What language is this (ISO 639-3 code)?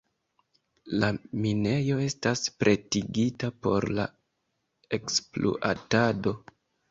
epo